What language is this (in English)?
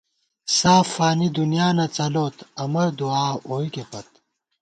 Gawar-Bati